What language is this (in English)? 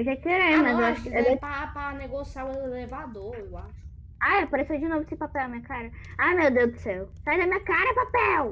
Portuguese